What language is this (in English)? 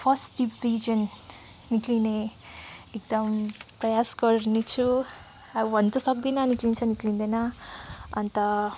Nepali